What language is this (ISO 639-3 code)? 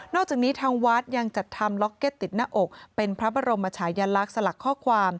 tha